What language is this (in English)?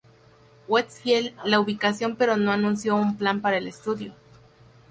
Spanish